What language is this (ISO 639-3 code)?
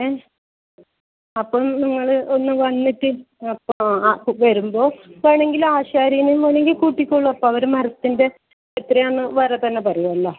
mal